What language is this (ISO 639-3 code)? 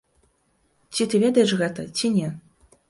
bel